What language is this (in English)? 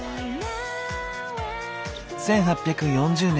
Japanese